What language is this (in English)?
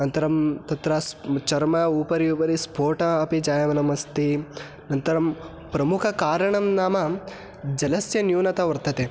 Sanskrit